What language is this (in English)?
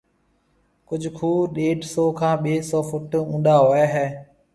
Marwari (Pakistan)